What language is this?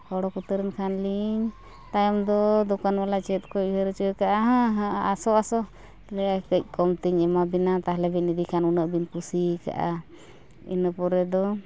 Santali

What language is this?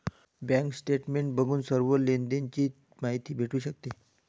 Marathi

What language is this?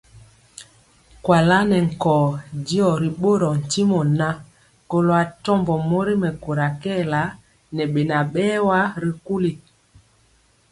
Mpiemo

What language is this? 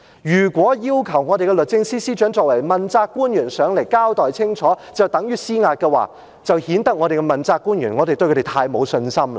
Cantonese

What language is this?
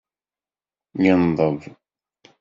Kabyle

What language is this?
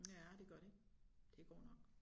Danish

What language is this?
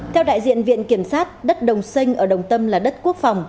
Vietnamese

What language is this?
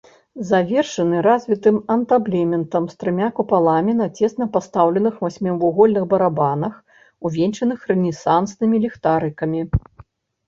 Belarusian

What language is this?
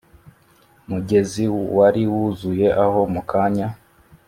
Kinyarwanda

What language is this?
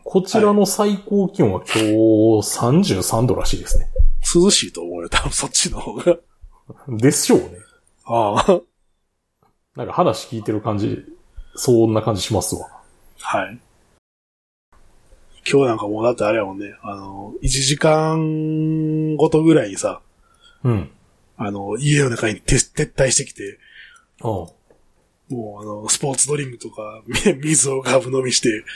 Japanese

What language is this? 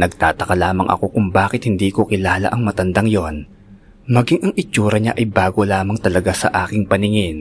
Filipino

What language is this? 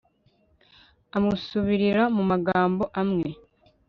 Kinyarwanda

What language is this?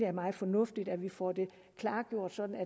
Danish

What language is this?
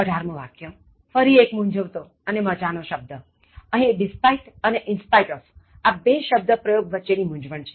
Gujarati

